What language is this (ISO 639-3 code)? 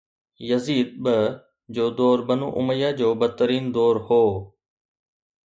snd